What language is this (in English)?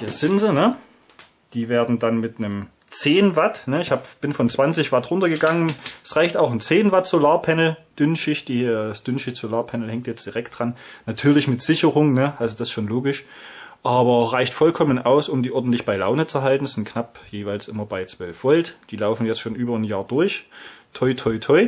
German